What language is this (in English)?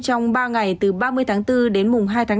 Vietnamese